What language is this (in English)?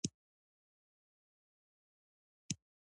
Pashto